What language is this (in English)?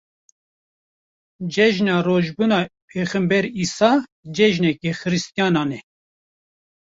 Kurdish